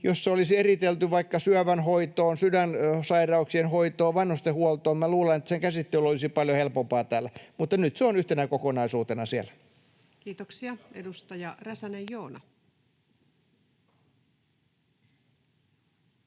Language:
Finnish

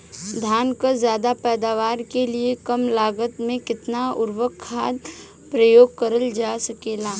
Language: Bhojpuri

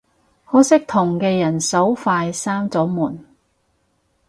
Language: Cantonese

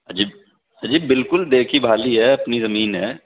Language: Urdu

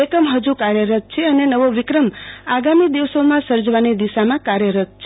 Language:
Gujarati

